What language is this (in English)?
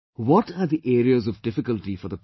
English